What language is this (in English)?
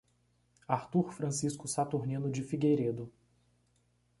Portuguese